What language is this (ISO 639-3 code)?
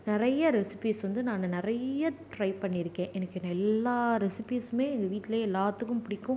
tam